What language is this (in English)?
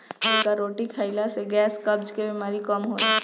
Bhojpuri